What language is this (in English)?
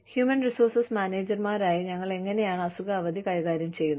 Malayalam